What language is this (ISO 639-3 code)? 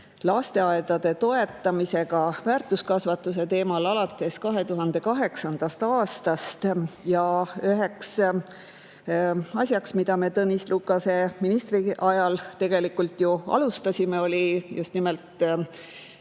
est